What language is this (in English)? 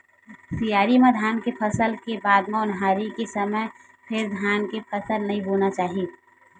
Chhattisgarhi